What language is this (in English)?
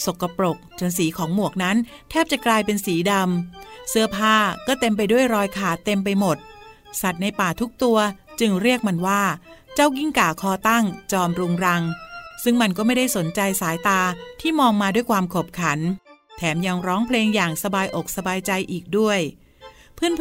Thai